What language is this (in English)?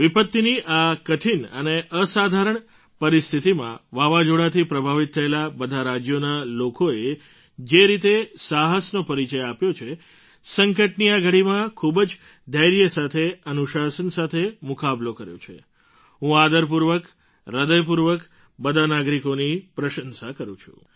Gujarati